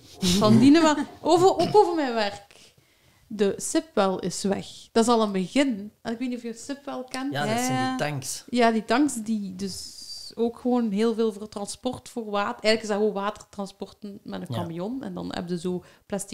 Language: Dutch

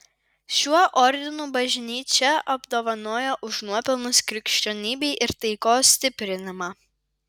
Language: Lithuanian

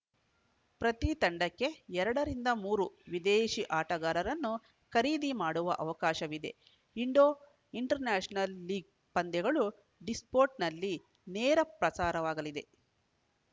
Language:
Kannada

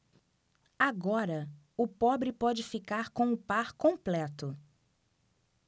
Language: Portuguese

